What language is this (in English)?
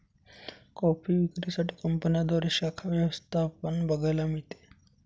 Marathi